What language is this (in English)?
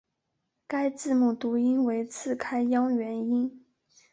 Chinese